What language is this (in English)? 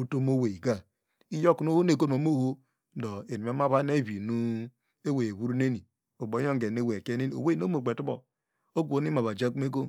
Degema